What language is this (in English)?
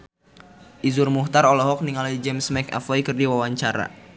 Sundanese